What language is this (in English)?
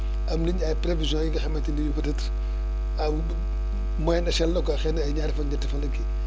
Wolof